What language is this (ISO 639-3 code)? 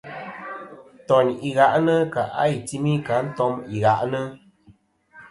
bkm